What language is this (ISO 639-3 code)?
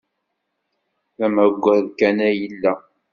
kab